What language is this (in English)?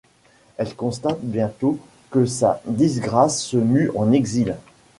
French